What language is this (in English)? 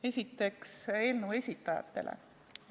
Estonian